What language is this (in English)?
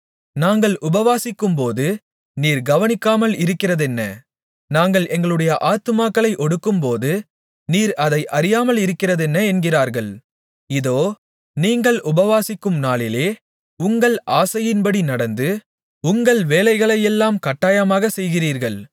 Tamil